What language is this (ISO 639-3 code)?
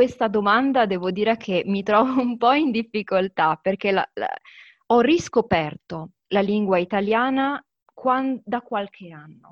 ita